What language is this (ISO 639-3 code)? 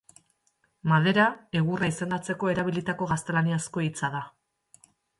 eus